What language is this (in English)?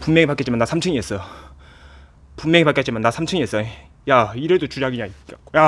Korean